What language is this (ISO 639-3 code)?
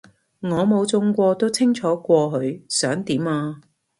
yue